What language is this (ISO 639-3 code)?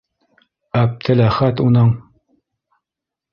bak